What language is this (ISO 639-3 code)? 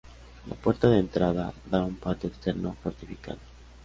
spa